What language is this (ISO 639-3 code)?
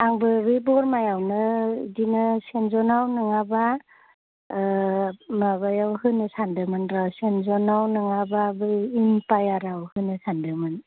brx